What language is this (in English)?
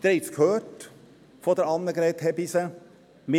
Swiss German